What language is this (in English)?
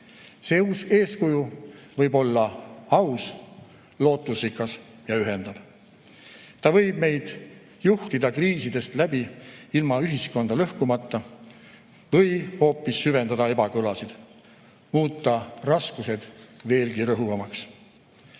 Estonian